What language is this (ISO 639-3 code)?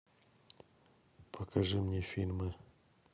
rus